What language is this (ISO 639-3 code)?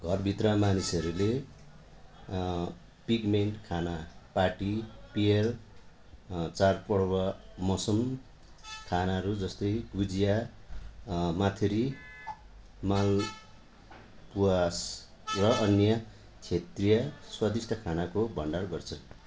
nep